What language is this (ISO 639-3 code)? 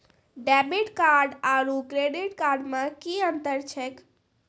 mai